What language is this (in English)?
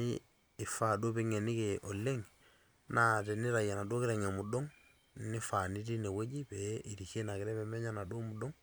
Masai